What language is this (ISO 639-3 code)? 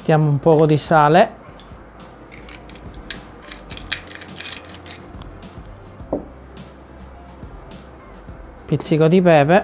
ita